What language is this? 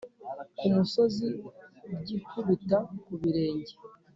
Kinyarwanda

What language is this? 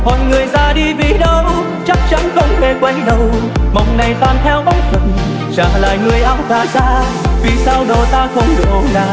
Vietnamese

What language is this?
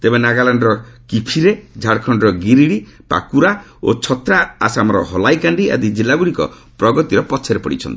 Odia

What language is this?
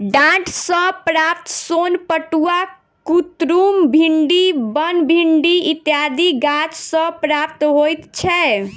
Maithili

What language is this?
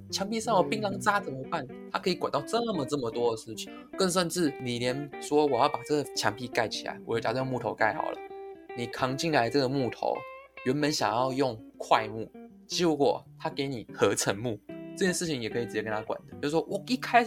Chinese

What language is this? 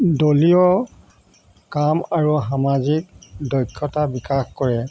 Assamese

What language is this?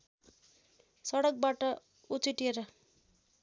Nepali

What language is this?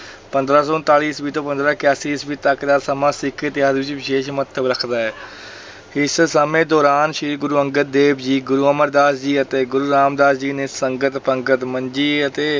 Punjabi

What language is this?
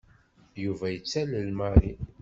Kabyle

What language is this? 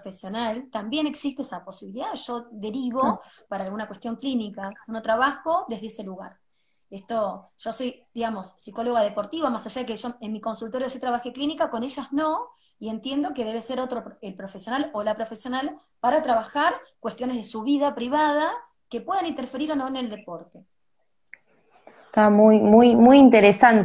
Spanish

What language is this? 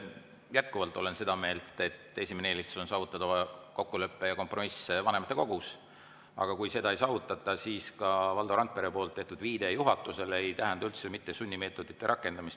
Estonian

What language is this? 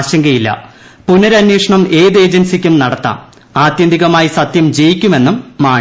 Malayalam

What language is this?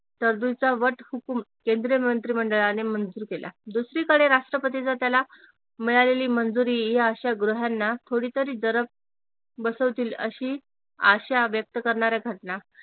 Marathi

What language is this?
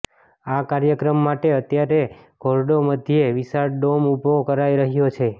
Gujarati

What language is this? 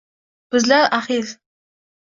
Uzbek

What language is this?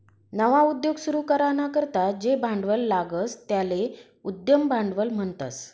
Marathi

